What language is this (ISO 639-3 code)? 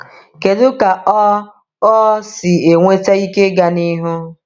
ibo